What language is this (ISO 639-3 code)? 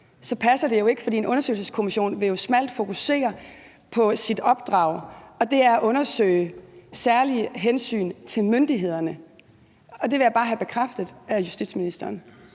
dan